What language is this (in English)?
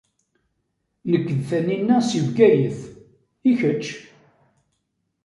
Kabyle